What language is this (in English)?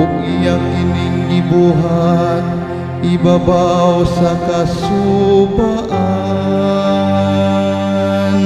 Filipino